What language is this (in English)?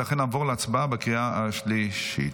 Hebrew